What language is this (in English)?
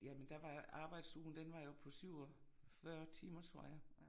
Danish